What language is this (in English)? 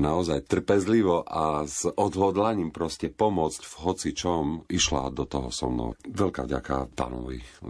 Slovak